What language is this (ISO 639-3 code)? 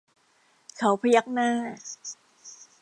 tha